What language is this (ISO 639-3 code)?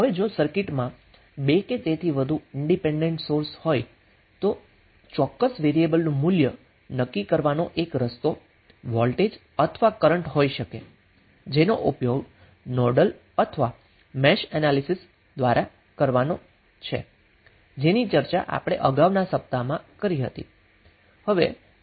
guj